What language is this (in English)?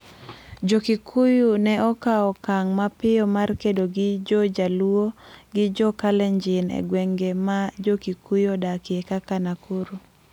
Luo (Kenya and Tanzania)